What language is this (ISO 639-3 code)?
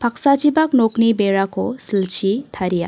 grt